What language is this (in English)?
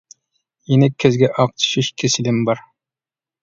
Uyghur